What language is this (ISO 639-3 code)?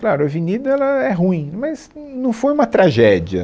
por